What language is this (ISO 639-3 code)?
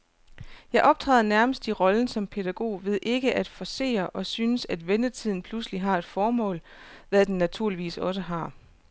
dan